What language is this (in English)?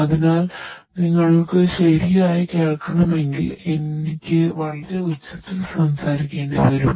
Malayalam